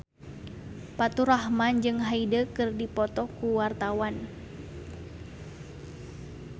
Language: Sundanese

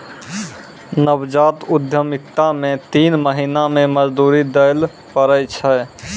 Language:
Maithili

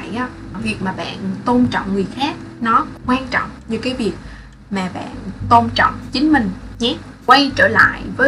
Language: Vietnamese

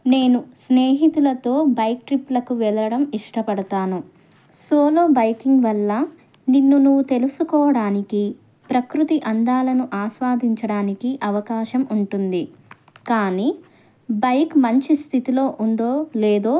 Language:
Telugu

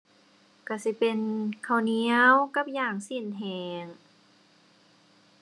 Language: Thai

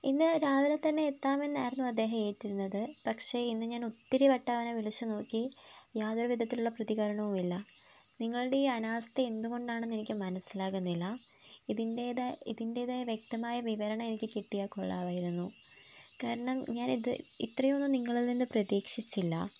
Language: Malayalam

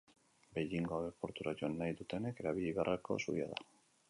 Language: Basque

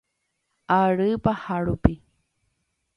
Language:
Guarani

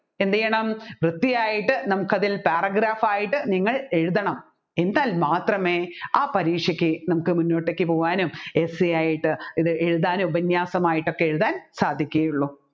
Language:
Malayalam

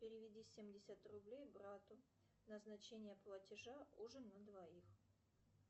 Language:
Russian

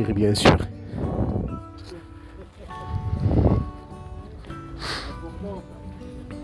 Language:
French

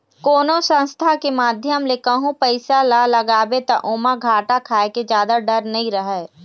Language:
Chhattisgarhi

